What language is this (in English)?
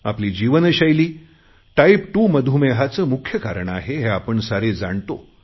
Marathi